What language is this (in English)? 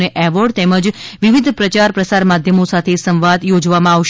Gujarati